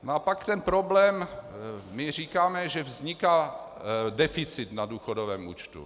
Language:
Czech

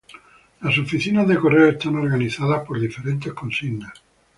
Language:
Spanish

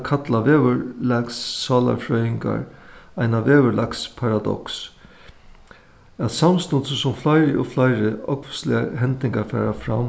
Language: Faroese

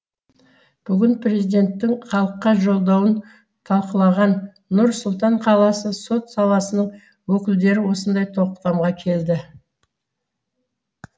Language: Kazakh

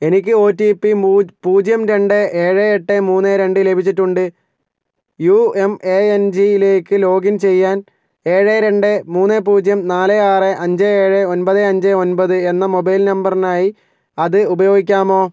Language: Malayalam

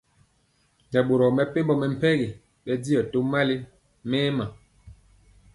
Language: Mpiemo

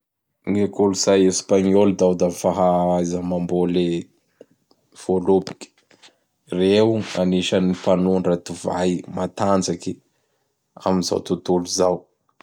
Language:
Bara Malagasy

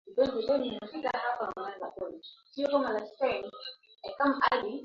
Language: Swahili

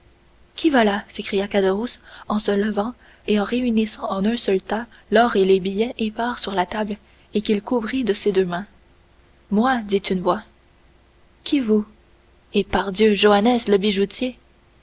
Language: French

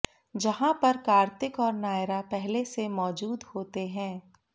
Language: Hindi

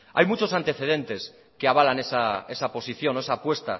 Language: Spanish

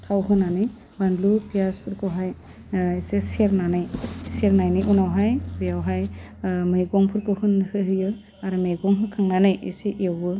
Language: Bodo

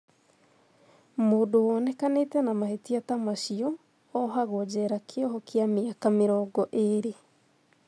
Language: Kikuyu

